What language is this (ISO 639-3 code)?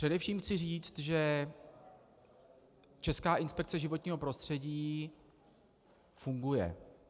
ces